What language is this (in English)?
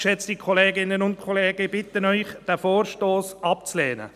Swiss German